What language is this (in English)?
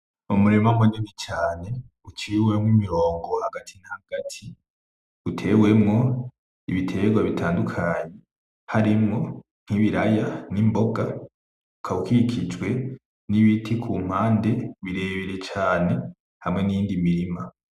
Rundi